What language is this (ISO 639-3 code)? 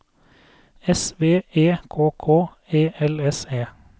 nor